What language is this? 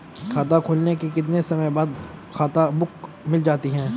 Hindi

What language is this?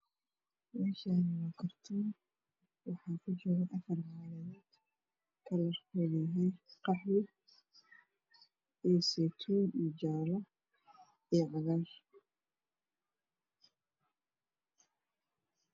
Somali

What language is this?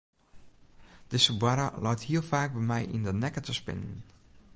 Western Frisian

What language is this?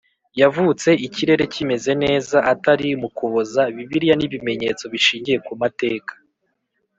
Kinyarwanda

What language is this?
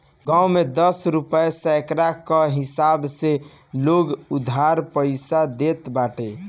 Bhojpuri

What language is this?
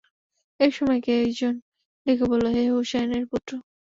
Bangla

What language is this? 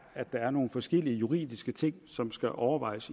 Danish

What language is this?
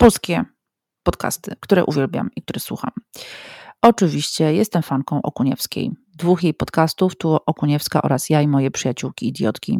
Polish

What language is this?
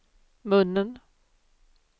Swedish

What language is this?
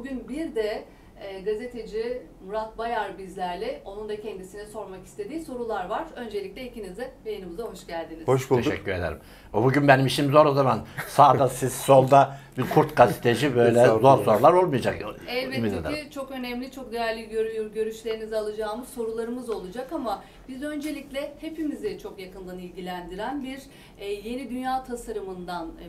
Turkish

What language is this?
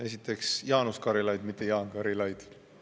Estonian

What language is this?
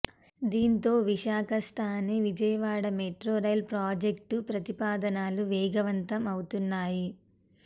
Telugu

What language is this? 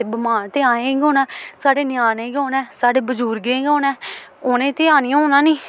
Dogri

